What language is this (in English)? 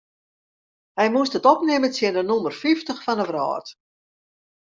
Western Frisian